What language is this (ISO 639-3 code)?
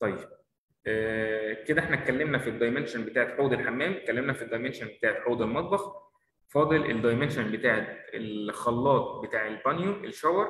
ara